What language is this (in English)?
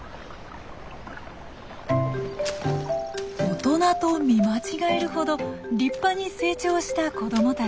Japanese